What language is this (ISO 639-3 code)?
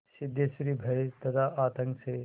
hin